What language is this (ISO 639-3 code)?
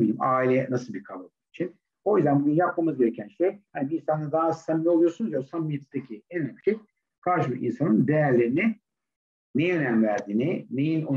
tur